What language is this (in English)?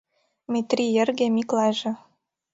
Mari